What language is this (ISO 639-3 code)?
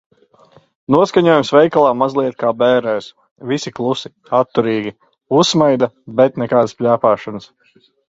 lav